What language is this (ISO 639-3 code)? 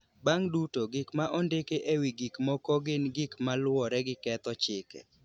luo